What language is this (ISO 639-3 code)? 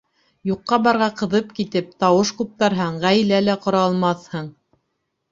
bak